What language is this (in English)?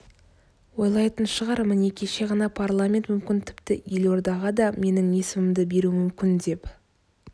Kazakh